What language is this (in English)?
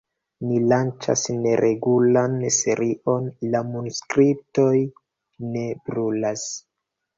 Esperanto